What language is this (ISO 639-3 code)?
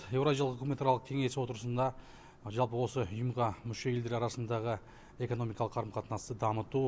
kaz